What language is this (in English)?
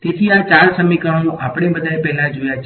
Gujarati